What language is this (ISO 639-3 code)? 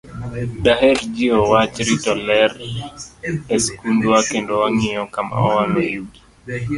luo